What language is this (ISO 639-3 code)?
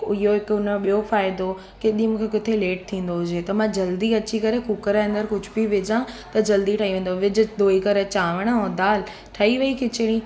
snd